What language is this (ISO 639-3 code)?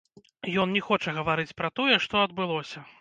bel